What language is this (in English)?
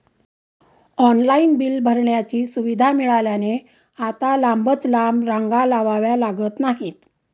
Marathi